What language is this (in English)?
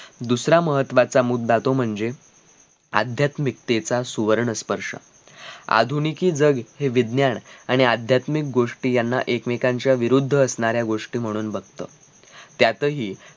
Marathi